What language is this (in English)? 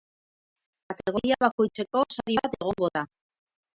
Basque